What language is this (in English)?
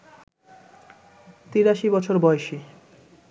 Bangla